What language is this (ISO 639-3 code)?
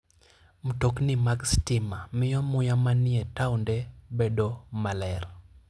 luo